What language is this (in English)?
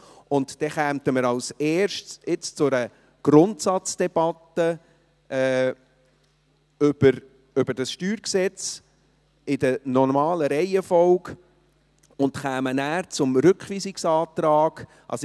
Swiss German